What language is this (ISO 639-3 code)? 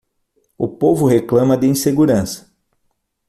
por